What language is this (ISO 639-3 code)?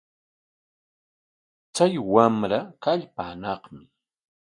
qwa